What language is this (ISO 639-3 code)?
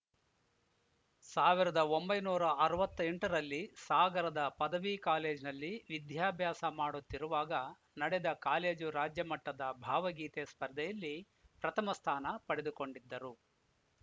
kan